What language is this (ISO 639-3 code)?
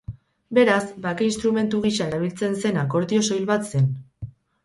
eus